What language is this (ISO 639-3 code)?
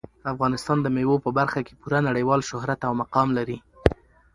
pus